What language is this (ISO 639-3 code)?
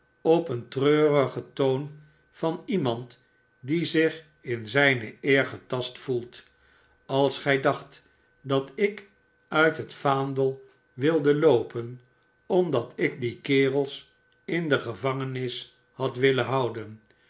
nld